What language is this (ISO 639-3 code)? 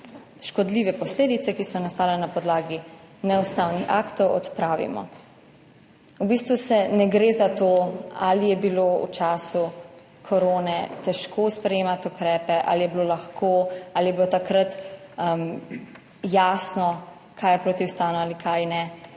slv